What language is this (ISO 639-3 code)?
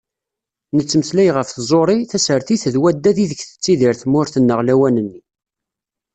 kab